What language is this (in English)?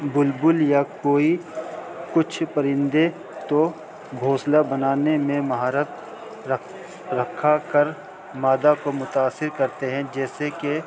Urdu